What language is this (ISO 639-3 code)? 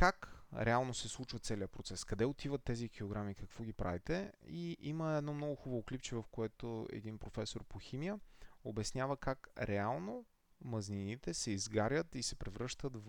bul